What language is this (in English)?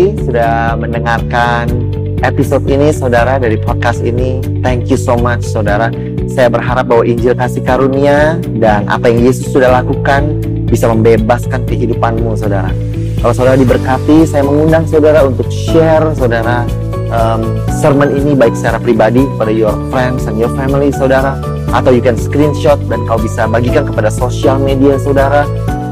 Indonesian